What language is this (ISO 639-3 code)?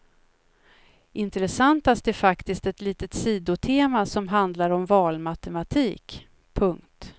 swe